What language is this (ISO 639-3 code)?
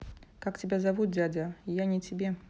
rus